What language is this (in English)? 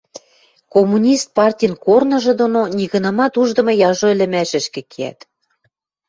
Western Mari